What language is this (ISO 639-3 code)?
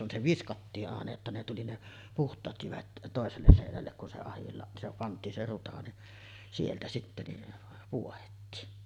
fin